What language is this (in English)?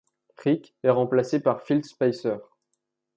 French